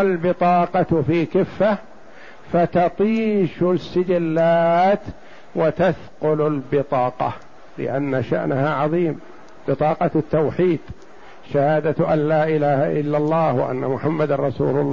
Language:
Arabic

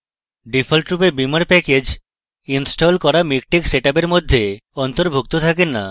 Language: Bangla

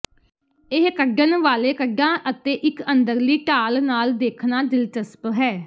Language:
Punjabi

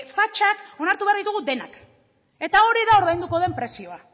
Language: Basque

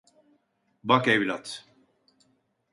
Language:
Turkish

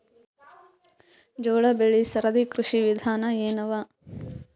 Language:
Kannada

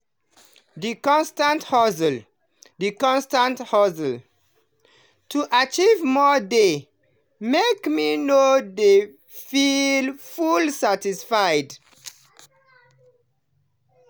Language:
Nigerian Pidgin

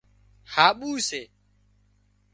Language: Wadiyara Koli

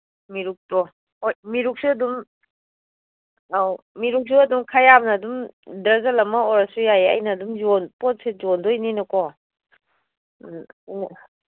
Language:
Manipuri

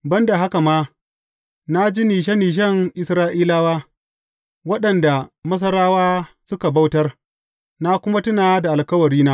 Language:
Hausa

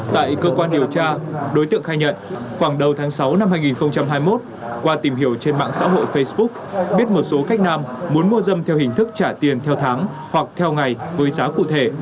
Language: Vietnamese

